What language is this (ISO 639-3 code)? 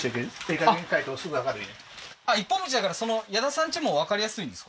jpn